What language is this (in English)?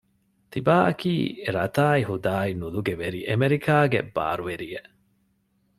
Divehi